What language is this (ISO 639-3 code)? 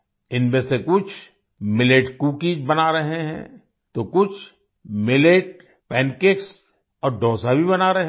hin